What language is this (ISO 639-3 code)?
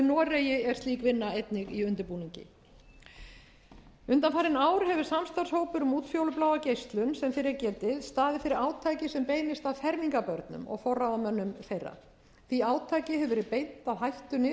isl